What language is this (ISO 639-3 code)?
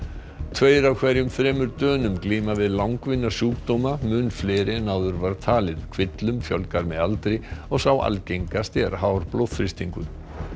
isl